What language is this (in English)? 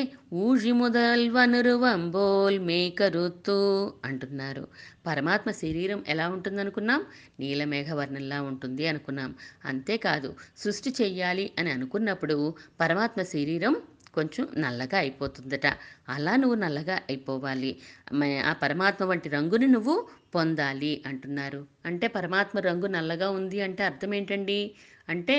Telugu